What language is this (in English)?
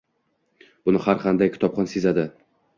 Uzbek